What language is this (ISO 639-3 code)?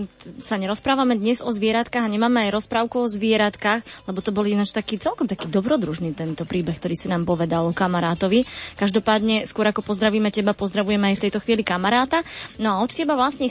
slk